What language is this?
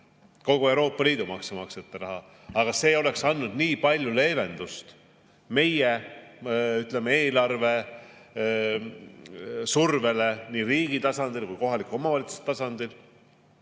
Estonian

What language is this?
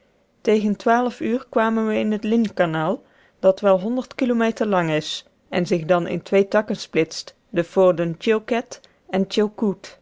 Dutch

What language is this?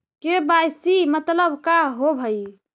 Magahi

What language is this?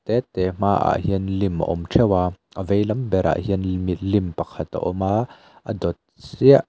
Mizo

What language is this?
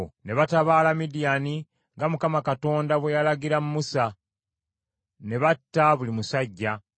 Ganda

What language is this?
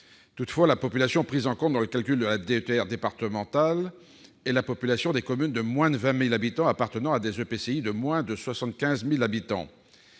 French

